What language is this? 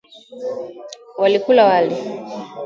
Swahili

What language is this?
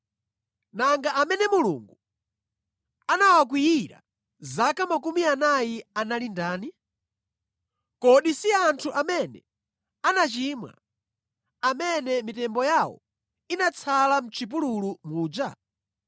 Nyanja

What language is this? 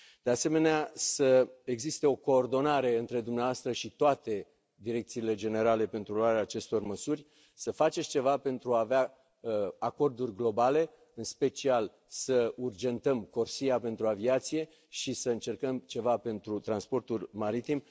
Romanian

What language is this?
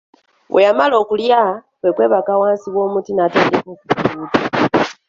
Ganda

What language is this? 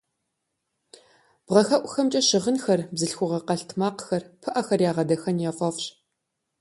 Kabardian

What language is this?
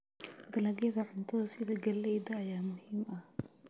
Somali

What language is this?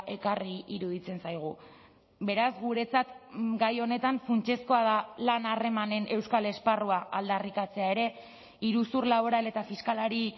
Basque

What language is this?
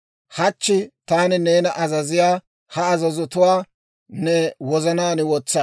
Dawro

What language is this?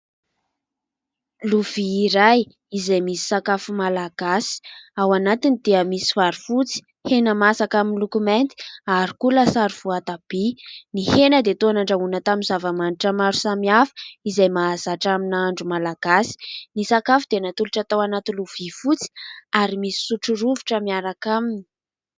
Malagasy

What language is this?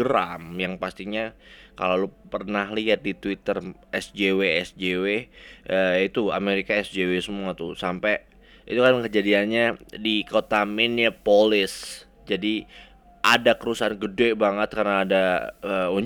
Indonesian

